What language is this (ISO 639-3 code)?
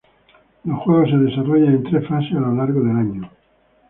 spa